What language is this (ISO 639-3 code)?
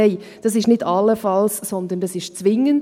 gsw